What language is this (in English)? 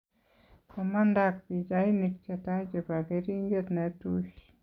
Kalenjin